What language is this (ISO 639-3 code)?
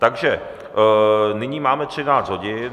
ces